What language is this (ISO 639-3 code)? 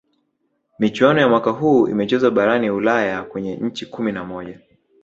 swa